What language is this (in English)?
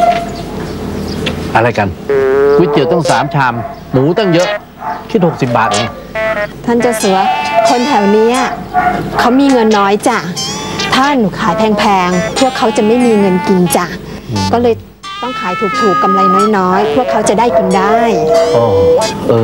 Thai